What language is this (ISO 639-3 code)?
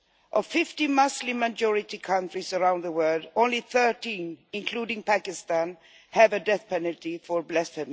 eng